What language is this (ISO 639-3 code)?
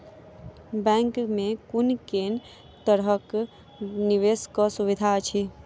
mai